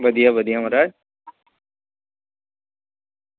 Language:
Dogri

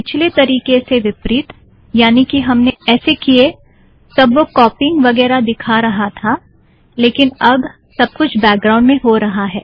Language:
Hindi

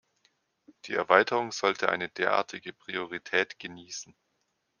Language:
German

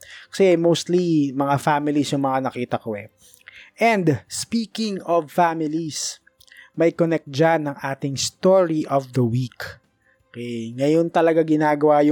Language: Filipino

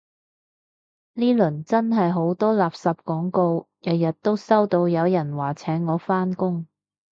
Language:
Cantonese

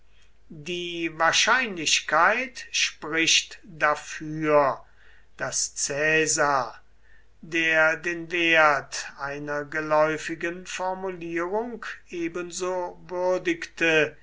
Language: German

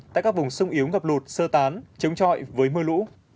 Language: Vietnamese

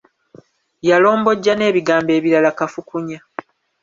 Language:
Ganda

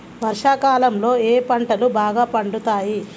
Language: Telugu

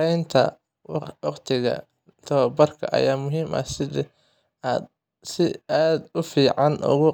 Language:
Somali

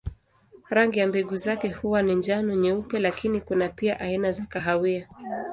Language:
Swahili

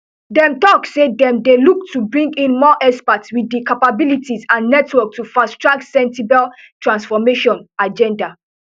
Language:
Nigerian Pidgin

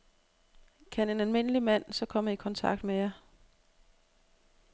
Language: Danish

